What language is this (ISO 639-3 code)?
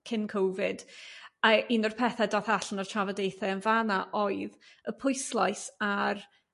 cym